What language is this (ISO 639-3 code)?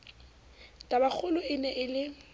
sot